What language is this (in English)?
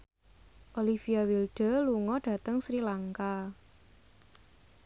Javanese